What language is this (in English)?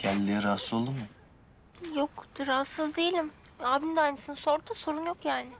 Turkish